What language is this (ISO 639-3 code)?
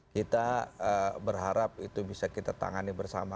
ind